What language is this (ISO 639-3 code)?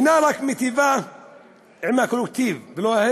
heb